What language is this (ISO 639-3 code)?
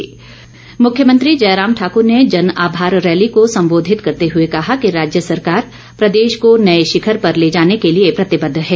hin